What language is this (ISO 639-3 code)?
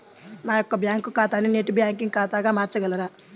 tel